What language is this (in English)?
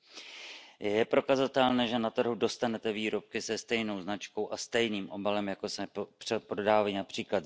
Czech